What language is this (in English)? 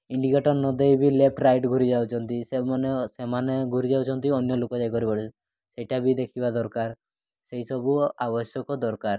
Odia